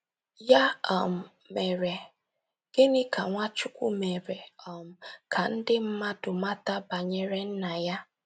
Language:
Igbo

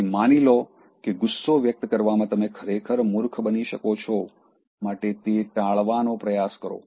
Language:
Gujarati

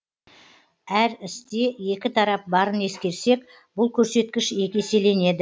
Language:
Kazakh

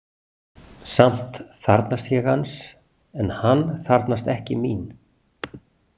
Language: Icelandic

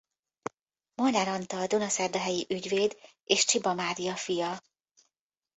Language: Hungarian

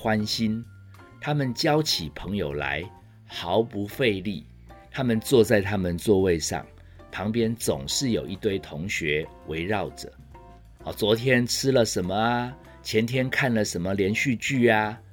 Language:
Chinese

